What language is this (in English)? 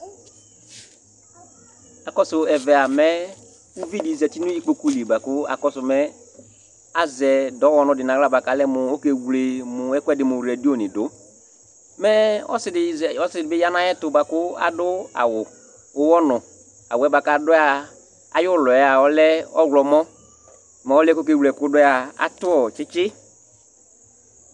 Ikposo